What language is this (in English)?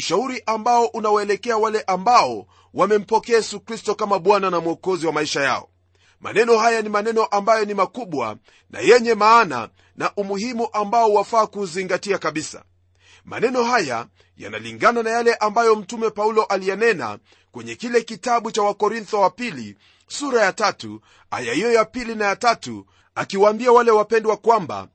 Swahili